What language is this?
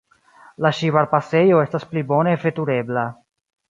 Esperanto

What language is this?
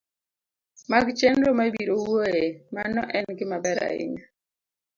Luo (Kenya and Tanzania)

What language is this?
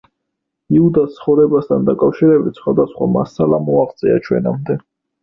Georgian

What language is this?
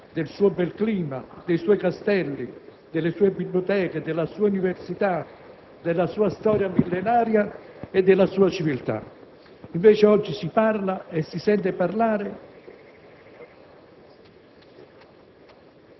Italian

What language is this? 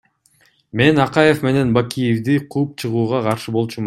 Kyrgyz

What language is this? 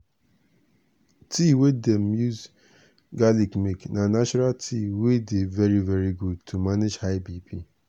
Nigerian Pidgin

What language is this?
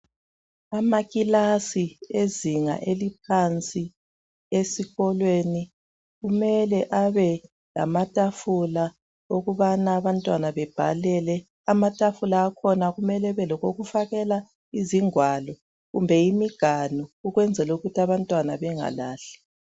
North Ndebele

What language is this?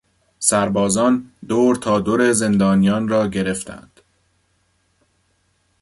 Persian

